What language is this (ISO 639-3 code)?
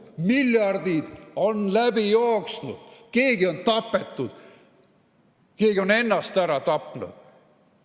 est